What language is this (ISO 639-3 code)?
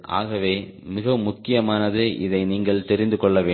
tam